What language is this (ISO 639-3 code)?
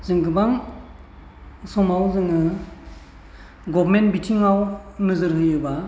brx